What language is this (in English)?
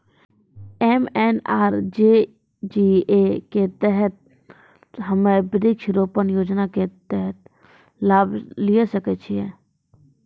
Maithili